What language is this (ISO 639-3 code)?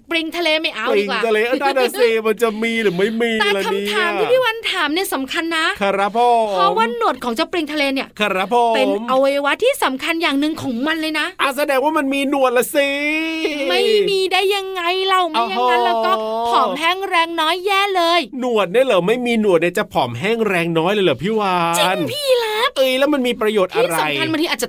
tha